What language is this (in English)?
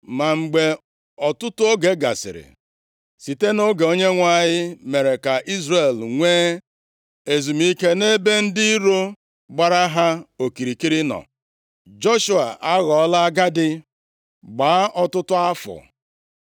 Igbo